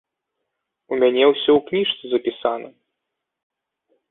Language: Belarusian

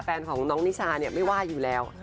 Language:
Thai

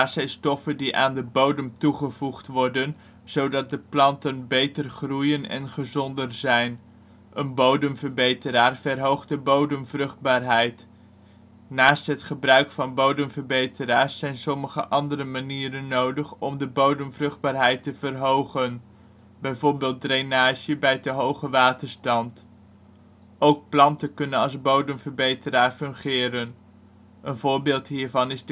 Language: Dutch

